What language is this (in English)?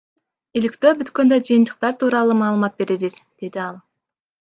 Kyrgyz